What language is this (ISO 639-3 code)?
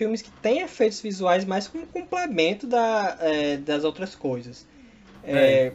por